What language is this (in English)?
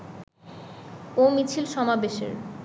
Bangla